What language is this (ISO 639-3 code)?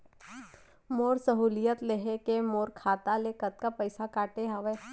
hne